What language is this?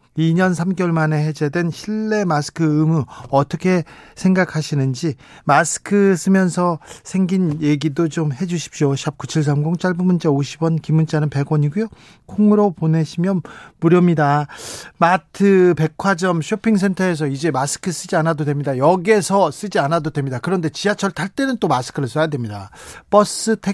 Korean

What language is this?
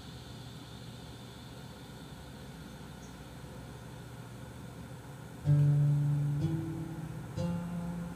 Korean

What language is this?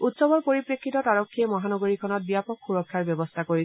Assamese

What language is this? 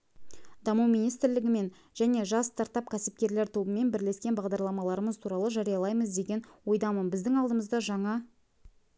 Kazakh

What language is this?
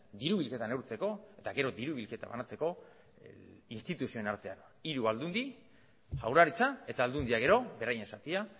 Basque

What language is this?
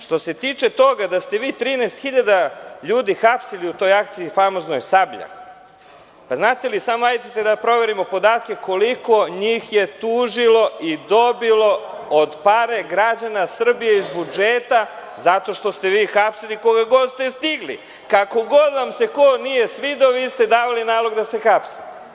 Serbian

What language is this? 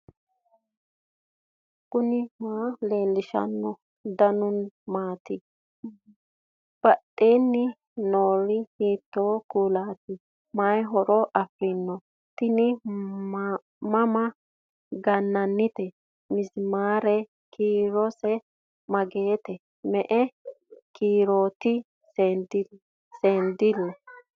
Sidamo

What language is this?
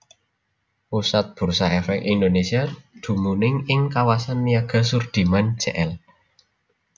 Javanese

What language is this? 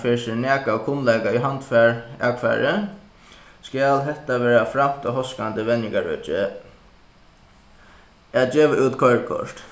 Faroese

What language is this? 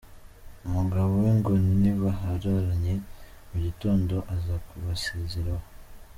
Kinyarwanda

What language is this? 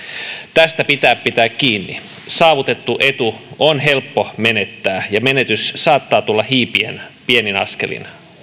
Finnish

